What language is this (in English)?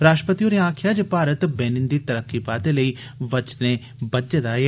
Dogri